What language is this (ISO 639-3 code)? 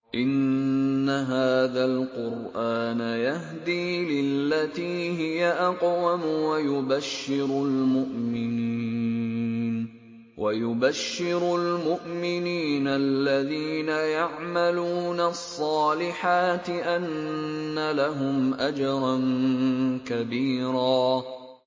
ara